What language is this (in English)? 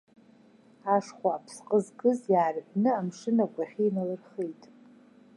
Abkhazian